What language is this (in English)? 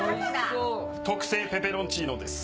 Japanese